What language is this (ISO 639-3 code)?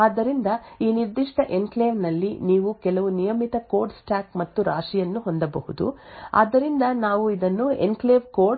kan